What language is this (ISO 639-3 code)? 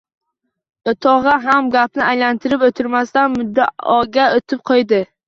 uzb